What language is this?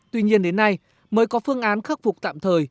Vietnamese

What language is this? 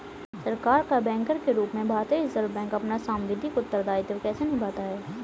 Hindi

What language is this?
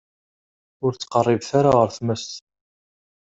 Kabyle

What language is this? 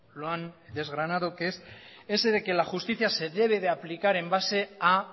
Spanish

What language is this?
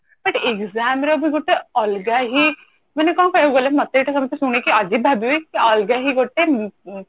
Odia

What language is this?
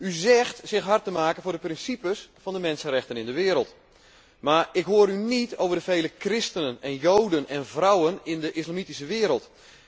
Dutch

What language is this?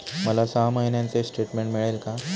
Marathi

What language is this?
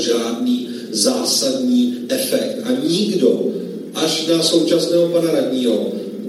Czech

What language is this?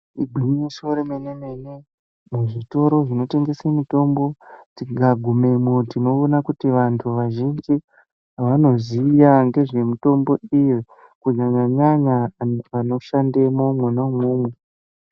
Ndau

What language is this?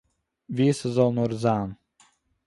Yiddish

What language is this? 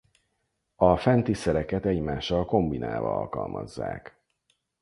Hungarian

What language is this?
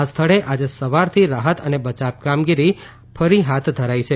Gujarati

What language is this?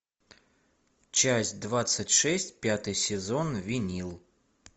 Russian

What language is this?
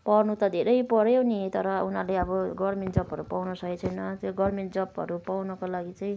Nepali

